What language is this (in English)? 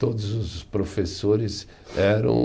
Portuguese